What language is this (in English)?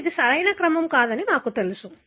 Telugu